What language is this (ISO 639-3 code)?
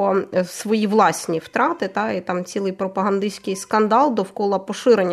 ukr